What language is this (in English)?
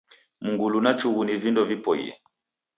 Taita